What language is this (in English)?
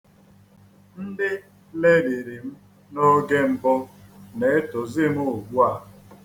Igbo